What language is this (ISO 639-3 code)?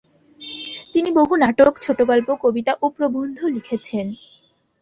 ben